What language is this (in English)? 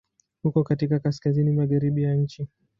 Swahili